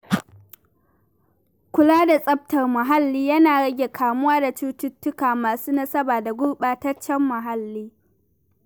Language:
Hausa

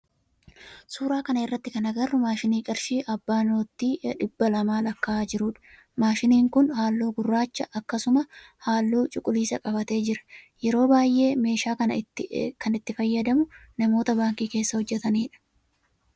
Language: Oromo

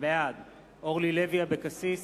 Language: Hebrew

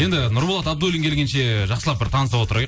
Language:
Kazakh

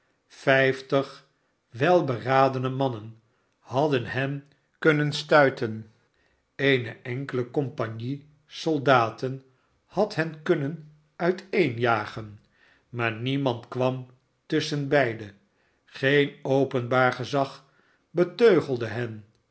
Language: Dutch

